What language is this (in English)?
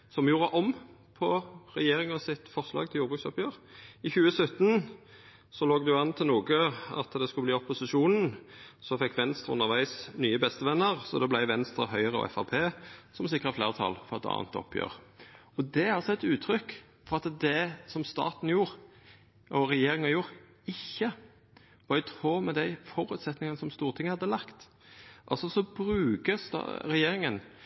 Norwegian Nynorsk